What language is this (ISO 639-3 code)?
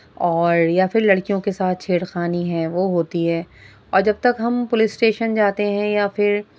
urd